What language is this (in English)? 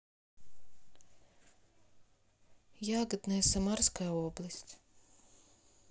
Russian